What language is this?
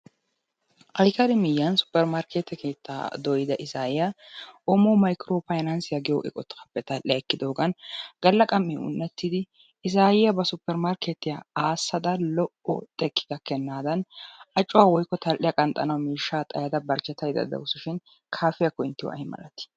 Wolaytta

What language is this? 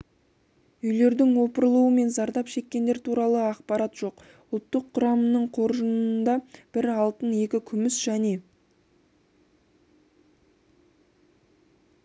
Kazakh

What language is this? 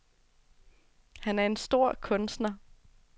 Danish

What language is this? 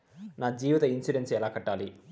Telugu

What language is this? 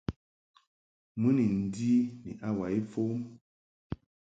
Mungaka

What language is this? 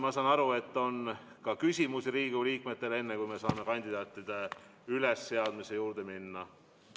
Estonian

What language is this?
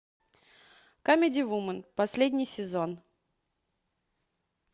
Russian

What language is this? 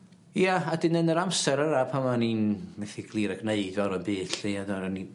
Welsh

